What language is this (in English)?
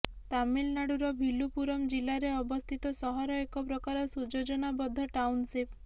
Odia